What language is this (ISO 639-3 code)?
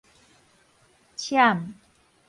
nan